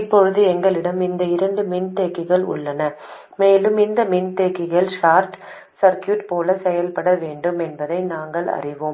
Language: Tamil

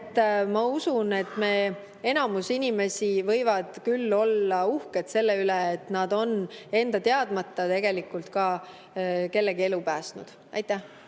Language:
Estonian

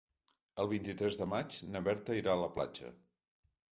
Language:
Catalan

